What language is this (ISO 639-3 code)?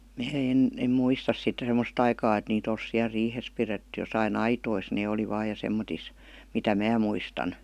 fin